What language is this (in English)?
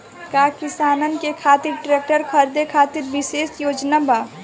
Bhojpuri